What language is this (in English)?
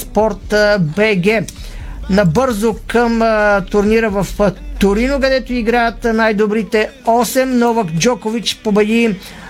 Bulgarian